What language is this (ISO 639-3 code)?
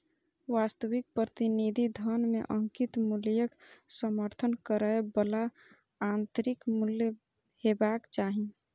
mai